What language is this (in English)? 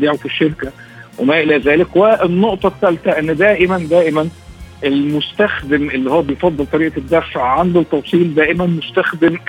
Arabic